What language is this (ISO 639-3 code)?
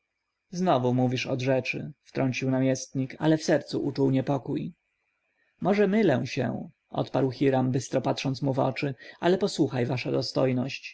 pol